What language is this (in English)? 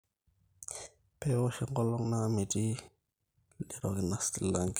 Masai